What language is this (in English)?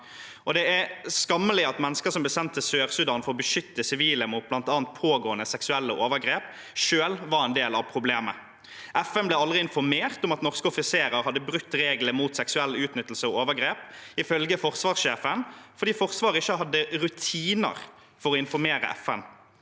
Norwegian